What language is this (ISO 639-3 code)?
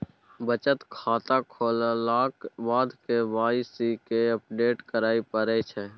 mai